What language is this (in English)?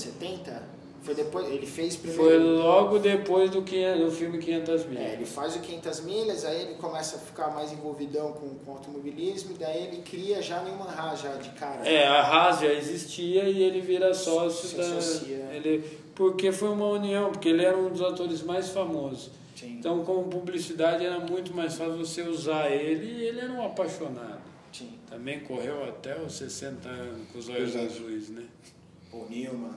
Portuguese